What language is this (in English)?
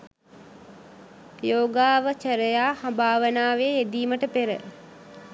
Sinhala